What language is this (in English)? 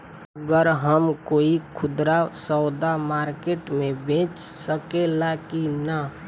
Bhojpuri